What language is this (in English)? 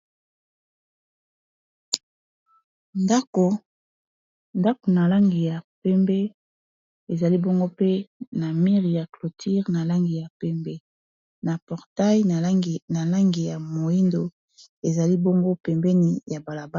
Lingala